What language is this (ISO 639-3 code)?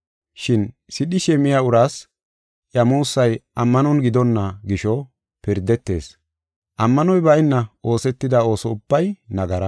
gof